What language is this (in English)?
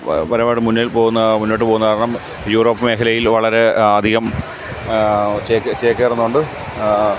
Malayalam